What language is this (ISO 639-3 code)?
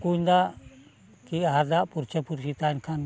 sat